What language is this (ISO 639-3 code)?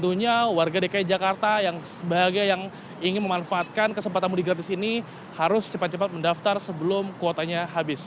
ind